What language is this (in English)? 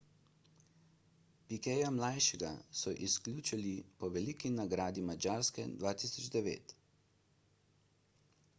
Slovenian